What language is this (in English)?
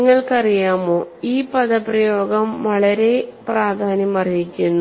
Malayalam